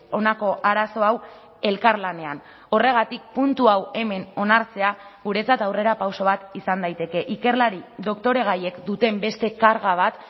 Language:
Basque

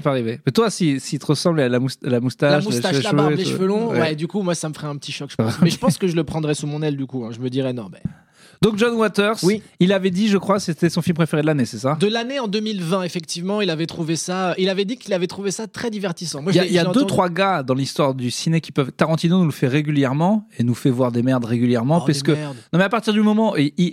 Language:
French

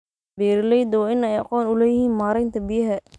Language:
Somali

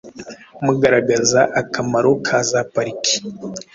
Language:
Kinyarwanda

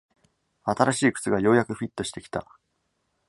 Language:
Japanese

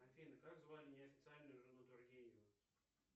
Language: Russian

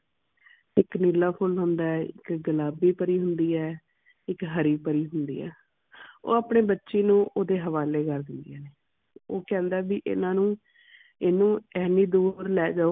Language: Punjabi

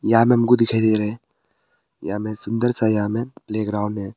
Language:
Hindi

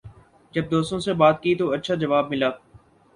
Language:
Urdu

